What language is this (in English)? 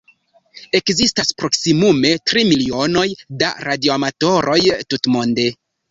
Esperanto